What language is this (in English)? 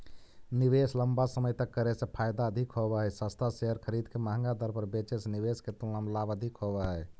Magahi